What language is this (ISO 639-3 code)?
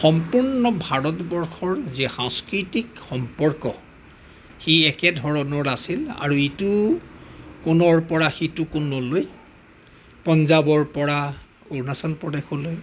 asm